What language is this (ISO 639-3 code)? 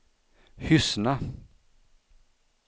swe